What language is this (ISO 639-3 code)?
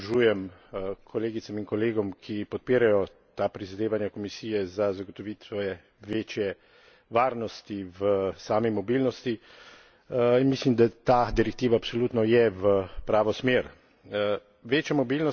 slv